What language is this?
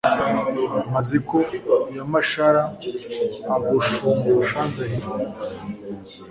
Kinyarwanda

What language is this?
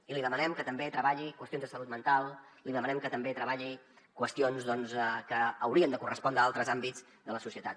Catalan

